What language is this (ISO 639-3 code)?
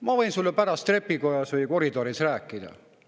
est